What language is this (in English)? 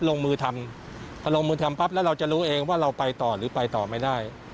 Thai